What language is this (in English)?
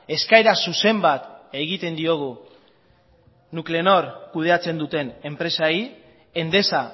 Basque